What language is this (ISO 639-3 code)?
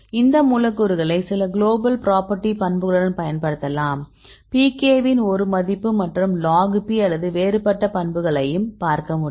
tam